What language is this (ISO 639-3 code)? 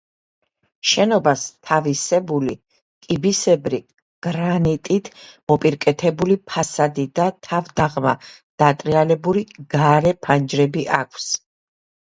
kat